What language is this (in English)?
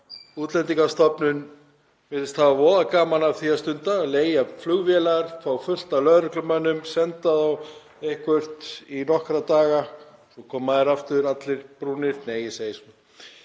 Icelandic